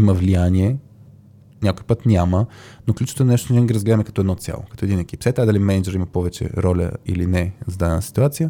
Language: Bulgarian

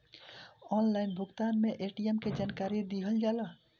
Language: Bhojpuri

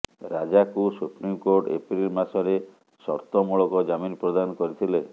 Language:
Odia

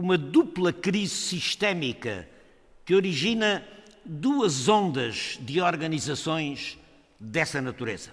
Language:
Portuguese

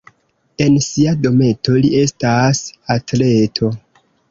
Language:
Esperanto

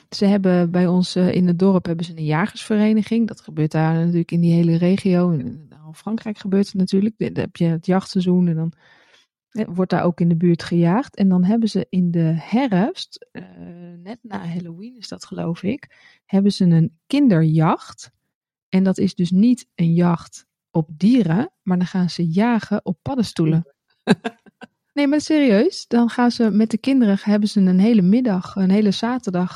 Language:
Dutch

